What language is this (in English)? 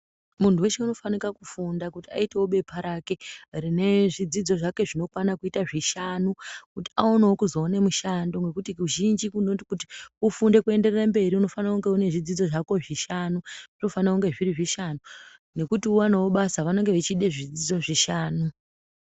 Ndau